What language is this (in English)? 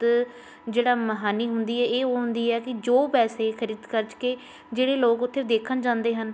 Punjabi